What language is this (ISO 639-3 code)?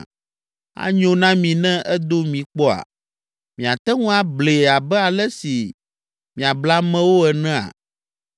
ewe